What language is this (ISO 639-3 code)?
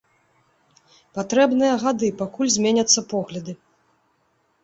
bel